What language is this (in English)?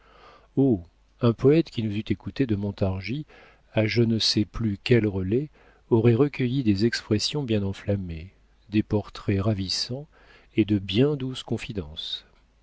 French